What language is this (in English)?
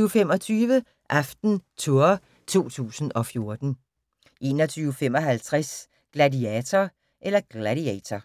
Danish